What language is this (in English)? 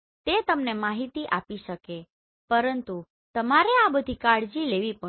Gujarati